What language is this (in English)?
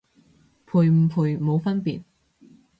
Cantonese